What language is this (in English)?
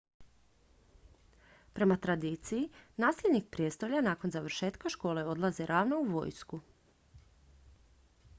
Croatian